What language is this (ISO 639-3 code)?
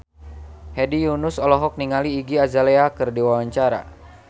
sun